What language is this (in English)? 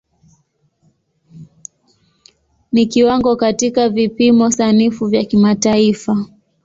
Swahili